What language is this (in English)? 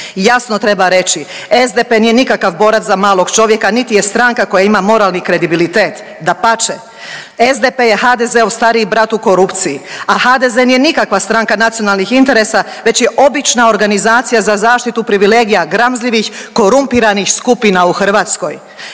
Croatian